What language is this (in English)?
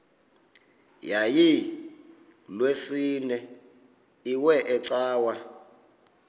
Xhosa